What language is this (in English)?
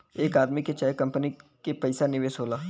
Bhojpuri